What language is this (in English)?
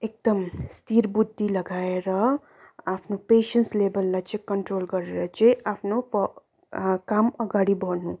Nepali